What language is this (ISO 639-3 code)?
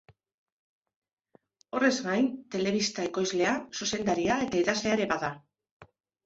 eus